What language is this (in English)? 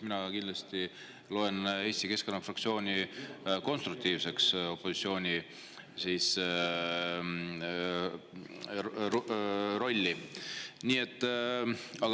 Estonian